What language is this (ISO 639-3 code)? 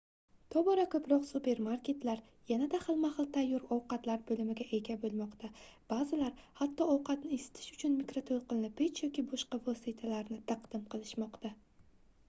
uzb